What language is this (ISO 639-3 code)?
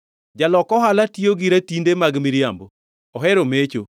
luo